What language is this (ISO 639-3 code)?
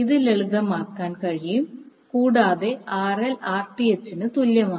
mal